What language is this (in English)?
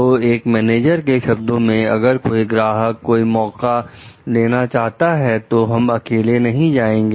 Hindi